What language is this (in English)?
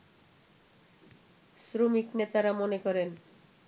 Bangla